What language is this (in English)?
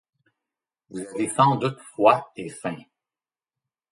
French